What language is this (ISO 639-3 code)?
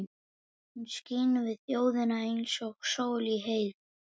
isl